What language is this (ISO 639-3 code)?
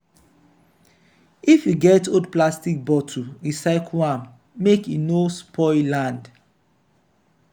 pcm